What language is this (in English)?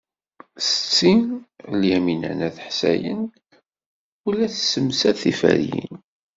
Kabyle